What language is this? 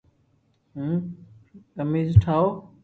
Loarki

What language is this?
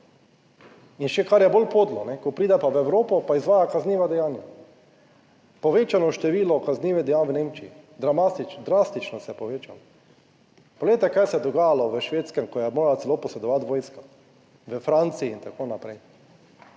Slovenian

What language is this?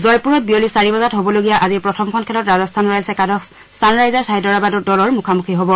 Assamese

